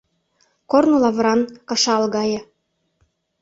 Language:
Mari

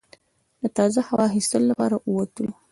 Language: Pashto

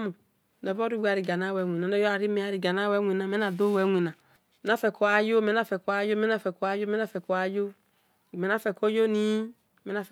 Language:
Esan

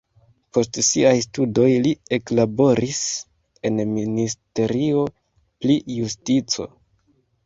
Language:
Esperanto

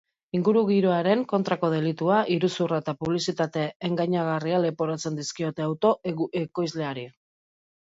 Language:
Basque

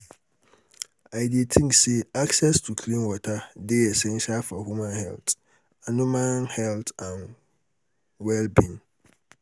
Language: Nigerian Pidgin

